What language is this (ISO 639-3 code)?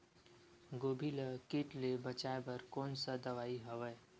hne